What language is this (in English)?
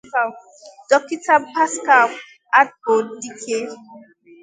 Igbo